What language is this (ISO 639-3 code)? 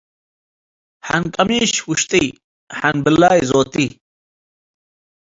tig